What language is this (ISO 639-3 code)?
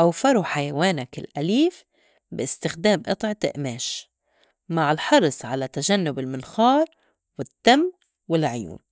apc